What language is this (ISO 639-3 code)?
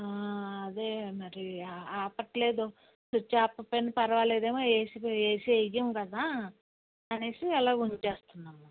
tel